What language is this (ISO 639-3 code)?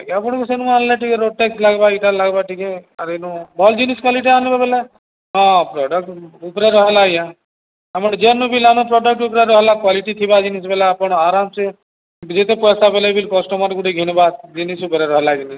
ori